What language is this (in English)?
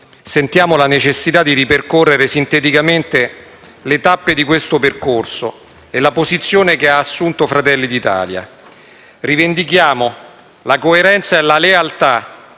Italian